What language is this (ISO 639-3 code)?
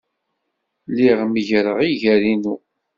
kab